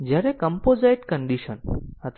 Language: Gujarati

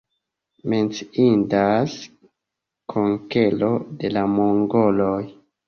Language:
Esperanto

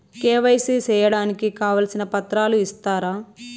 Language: Telugu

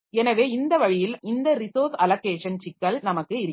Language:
Tamil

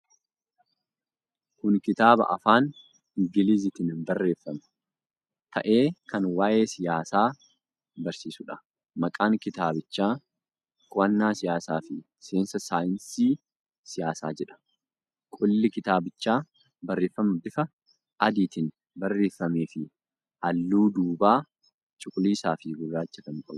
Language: Oromo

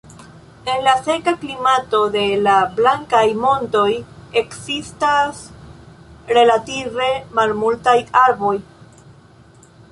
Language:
Esperanto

